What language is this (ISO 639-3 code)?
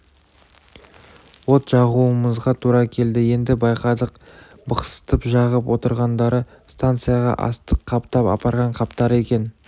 kaz